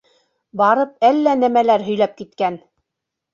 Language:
Bashkir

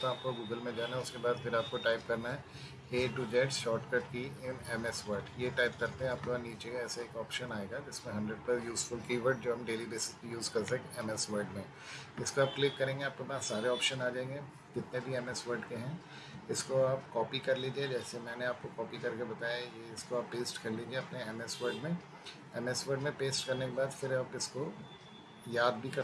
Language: Hindi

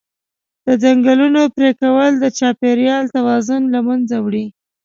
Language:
Pashto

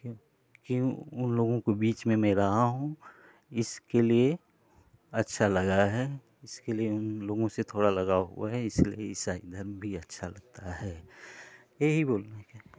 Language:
Hindi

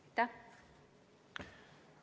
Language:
Estonian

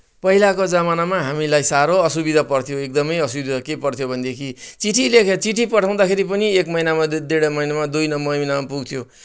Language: Nepali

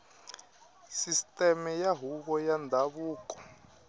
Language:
Tsonga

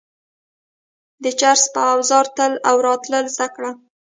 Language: Pashto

